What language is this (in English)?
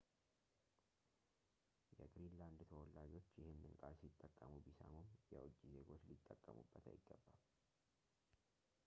Amharic